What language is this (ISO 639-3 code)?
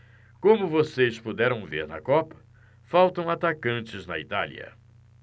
por